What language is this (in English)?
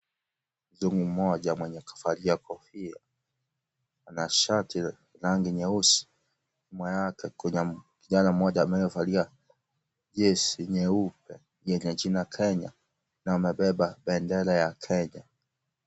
Swahili